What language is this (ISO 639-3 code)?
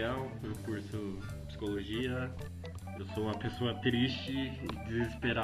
por